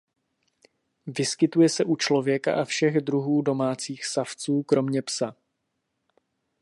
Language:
Czech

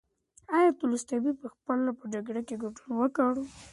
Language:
Pashto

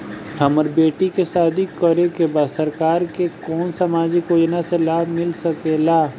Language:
Bhojpuri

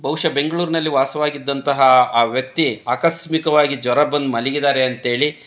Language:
Kannada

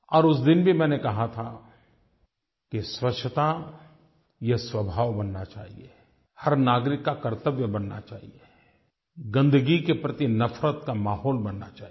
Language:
Hindi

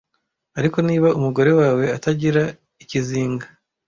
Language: Kinyarwanda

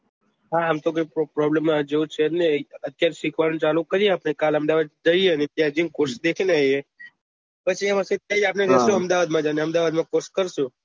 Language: Gujarati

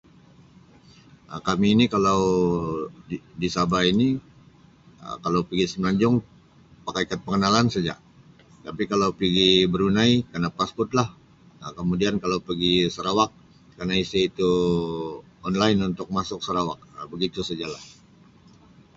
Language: Sabah Malay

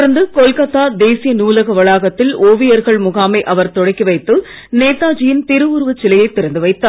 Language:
Tamil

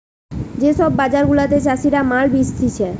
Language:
Bangla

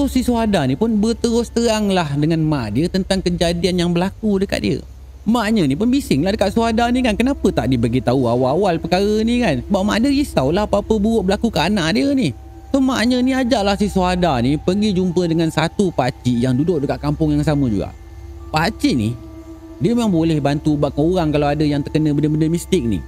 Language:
Malay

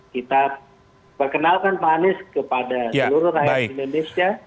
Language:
Indonesian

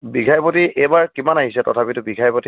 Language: Assamese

